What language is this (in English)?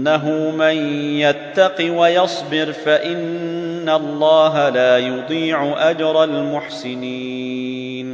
Arabic